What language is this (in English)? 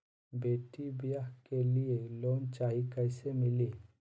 Magahi